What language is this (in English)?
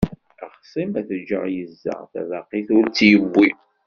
Kabyle